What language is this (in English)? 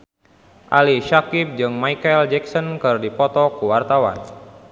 Sundanese